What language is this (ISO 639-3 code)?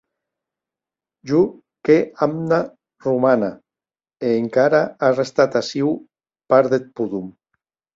oci